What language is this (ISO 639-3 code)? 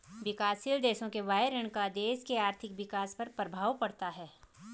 hin